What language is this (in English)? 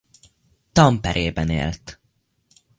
Hungarian